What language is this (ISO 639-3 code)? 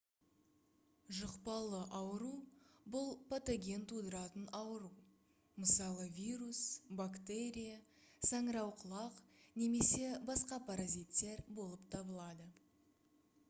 kaz